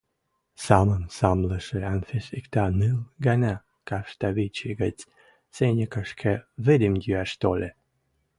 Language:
Western Mari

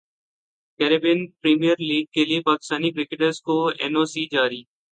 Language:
Urdu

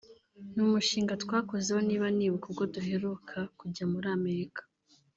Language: Kinyarwanda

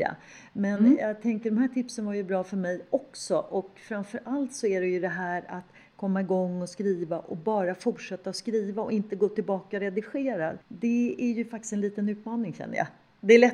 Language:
Swedish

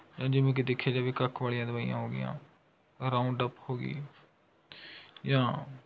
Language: Punjabi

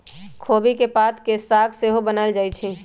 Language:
Magahi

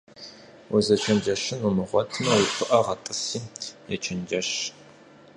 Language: Kabardian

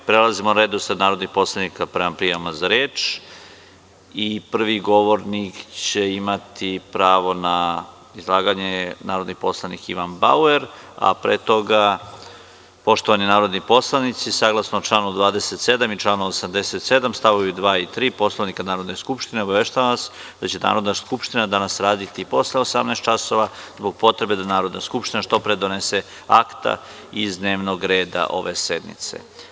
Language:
Serbian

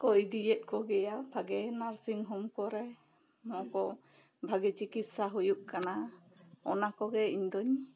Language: Santali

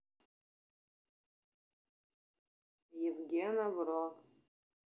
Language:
Russian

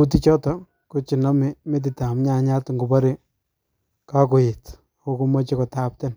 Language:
Kalenjin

